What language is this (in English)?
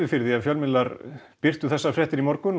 Icelandic